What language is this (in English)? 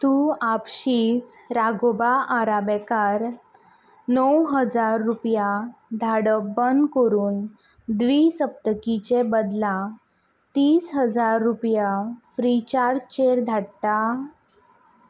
Konkani